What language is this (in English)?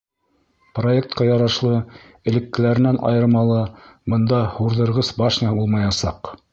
Bashkir